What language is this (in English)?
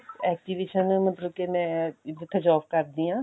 Punjabi